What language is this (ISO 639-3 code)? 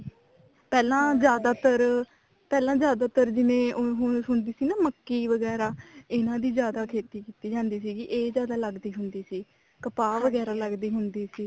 pan